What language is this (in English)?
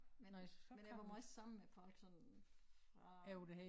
Danish